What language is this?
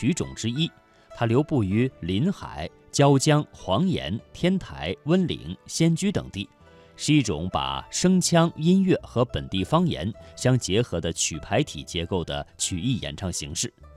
Chinese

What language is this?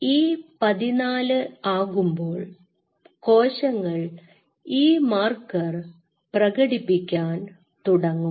Malayalam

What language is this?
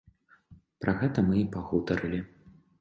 Belarusian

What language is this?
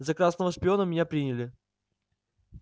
Russian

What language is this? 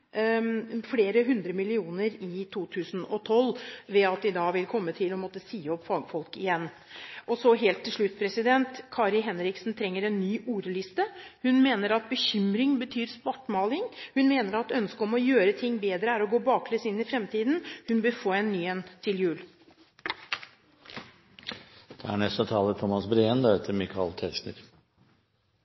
Norwegian Bokmål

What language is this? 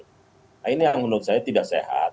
Indonesian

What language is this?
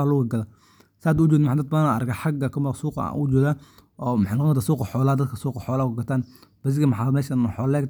Somali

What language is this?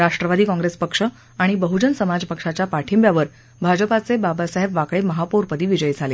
Marathi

